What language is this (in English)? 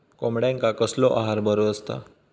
Marathi